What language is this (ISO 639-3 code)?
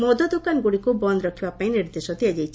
ori